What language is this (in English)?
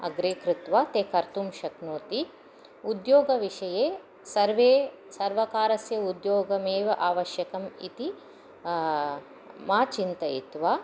Sanskrit